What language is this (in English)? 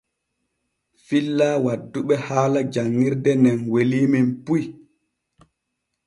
Borgu Fulfulde